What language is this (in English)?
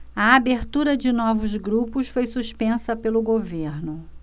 Portuguese